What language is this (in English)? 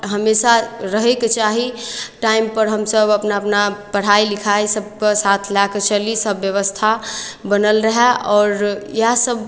Maithili